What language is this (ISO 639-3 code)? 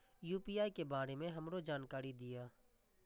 mai